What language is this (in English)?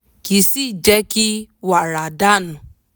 Yoruba